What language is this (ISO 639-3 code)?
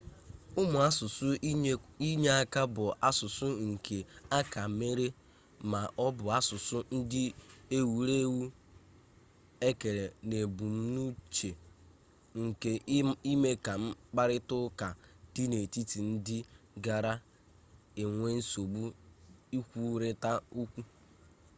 ibo